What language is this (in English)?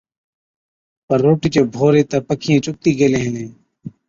Od